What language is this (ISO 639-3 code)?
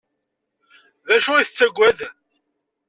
kab